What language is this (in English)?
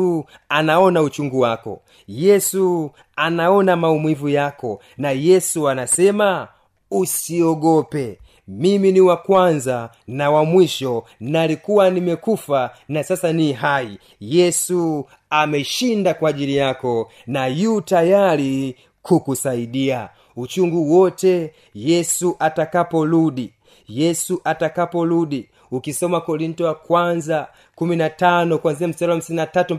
Swahili